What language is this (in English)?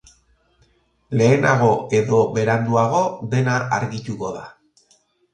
Basque